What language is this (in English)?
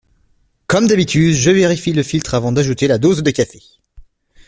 French